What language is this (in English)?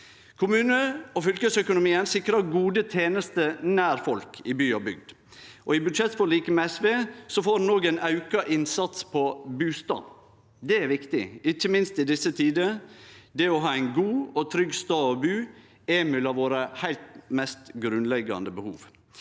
Norwegian